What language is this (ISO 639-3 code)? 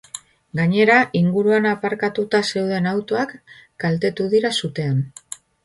eus